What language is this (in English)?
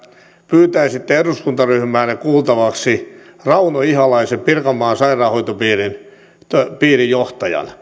Finnish